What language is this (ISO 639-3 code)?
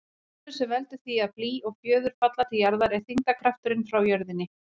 isl